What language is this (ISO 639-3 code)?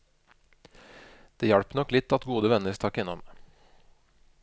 nor